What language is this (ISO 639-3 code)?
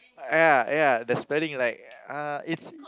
eng